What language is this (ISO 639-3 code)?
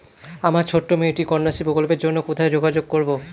ben